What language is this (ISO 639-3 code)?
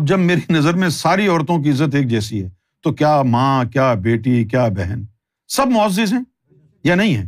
urd